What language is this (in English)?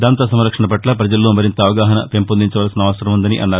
Telugu